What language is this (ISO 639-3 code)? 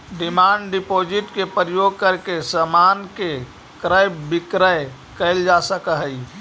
mag